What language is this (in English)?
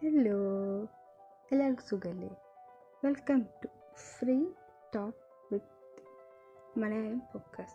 Malayalam